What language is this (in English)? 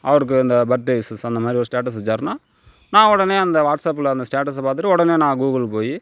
Tamil